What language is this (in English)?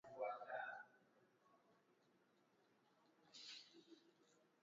Swahili